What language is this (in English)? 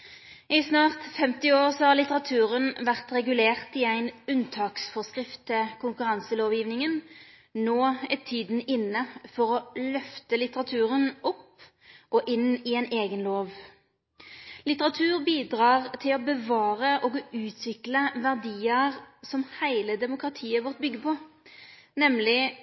Norwegian Nynorsk